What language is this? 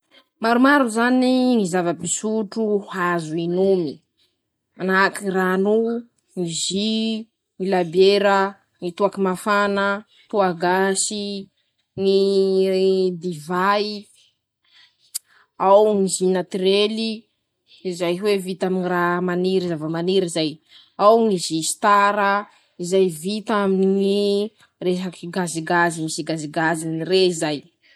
Masikoro Malagasy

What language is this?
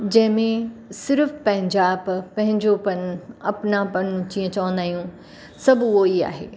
Sindhi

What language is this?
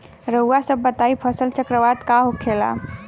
Bhojpuri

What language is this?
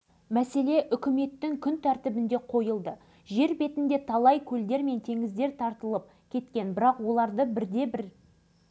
Kazakh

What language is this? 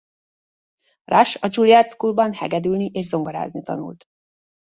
Hungarian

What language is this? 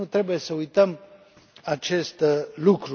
Romanian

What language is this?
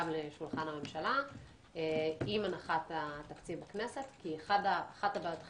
Hebrew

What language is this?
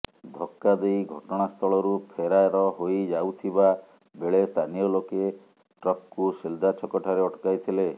Odia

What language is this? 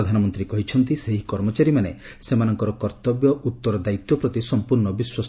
Odia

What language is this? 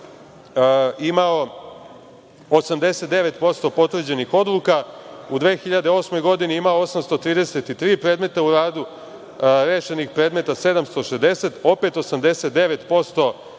Serbian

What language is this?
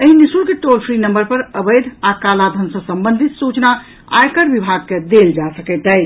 Maithili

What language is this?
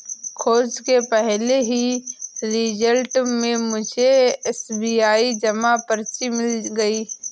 Hindi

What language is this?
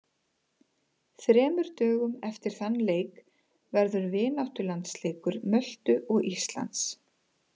Icelandic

